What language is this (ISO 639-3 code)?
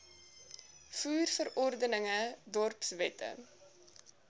afr